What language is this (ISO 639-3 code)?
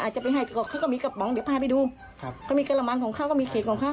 tha